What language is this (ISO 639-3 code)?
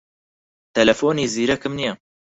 ckb